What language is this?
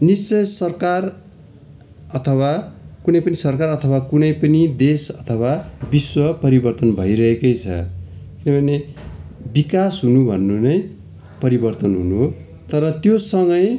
Nepali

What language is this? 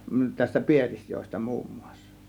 Finnish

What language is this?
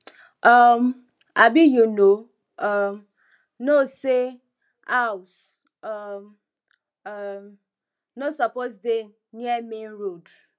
Nigerian Pidgin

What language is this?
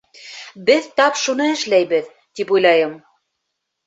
Bashkir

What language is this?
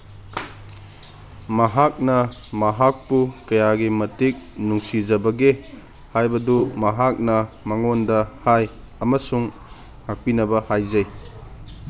Manipuri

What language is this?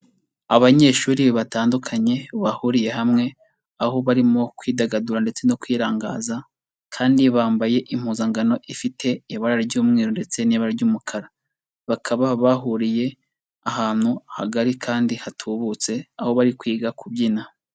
Kinyarwanda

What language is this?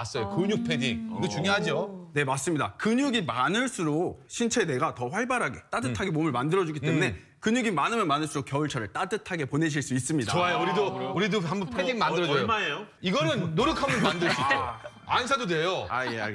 Korean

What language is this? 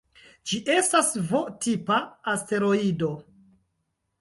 Esperanto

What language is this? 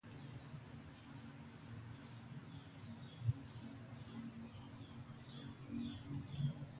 English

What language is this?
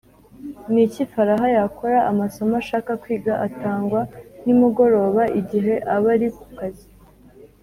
Kinyarwanda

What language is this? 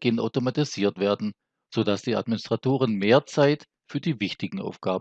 German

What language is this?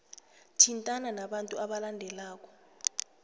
South Ndebele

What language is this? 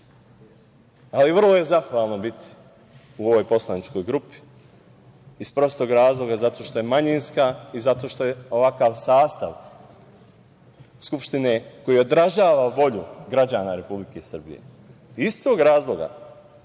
Serbian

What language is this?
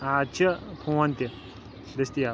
Kashmiri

